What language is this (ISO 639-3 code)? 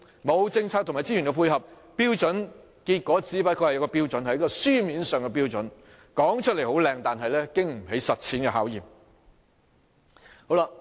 yue